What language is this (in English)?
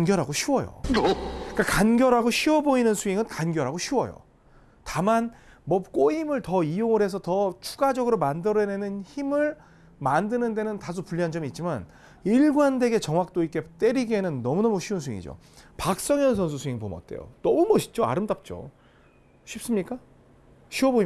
Korean